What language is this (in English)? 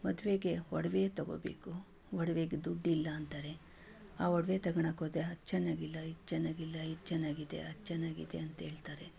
Kannada